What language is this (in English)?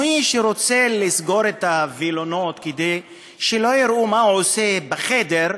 Hebrew